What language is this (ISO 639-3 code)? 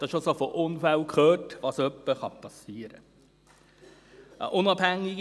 gsw